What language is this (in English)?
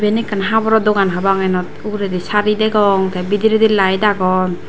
Chakma